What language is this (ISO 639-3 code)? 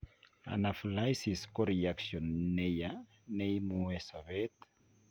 kln